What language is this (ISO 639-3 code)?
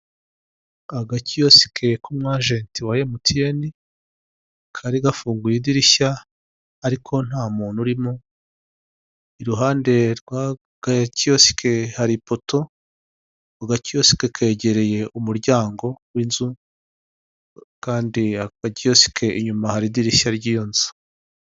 kin